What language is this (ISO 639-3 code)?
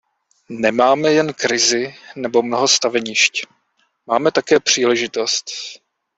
ces